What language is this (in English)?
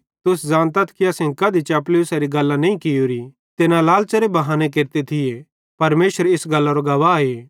Bhadrawahi